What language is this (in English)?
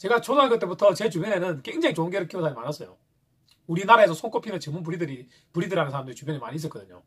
Korean